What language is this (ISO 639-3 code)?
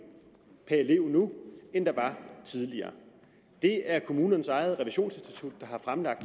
dan